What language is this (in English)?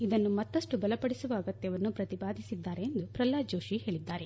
Kannada